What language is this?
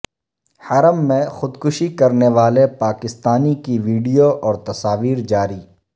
Urdu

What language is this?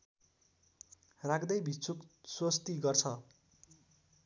Nepali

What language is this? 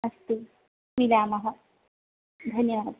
Sanskrit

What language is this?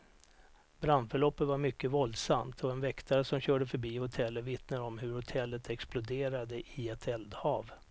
Swedish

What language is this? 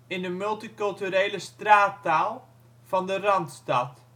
Dutch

